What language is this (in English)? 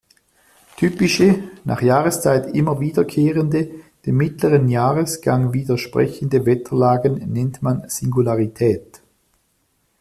German